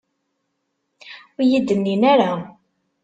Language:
Kabyle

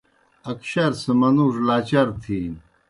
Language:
Kohistani Shina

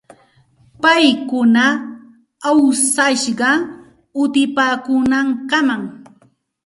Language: Santa Ana de Tusi Pasco Quechua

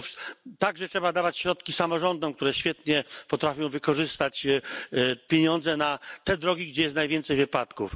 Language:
Polish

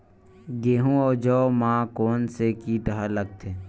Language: Chhattisgarhi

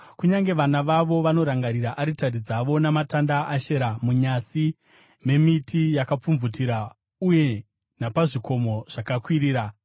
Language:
Shona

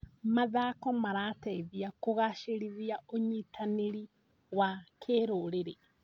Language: Kikuyu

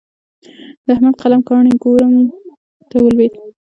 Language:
Pashto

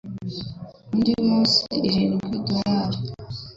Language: Kinyarwanda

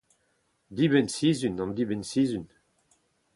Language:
Breton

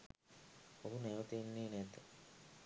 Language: Sinhala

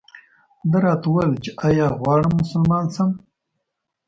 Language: Pashto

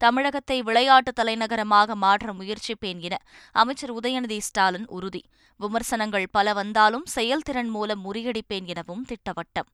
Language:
Tamil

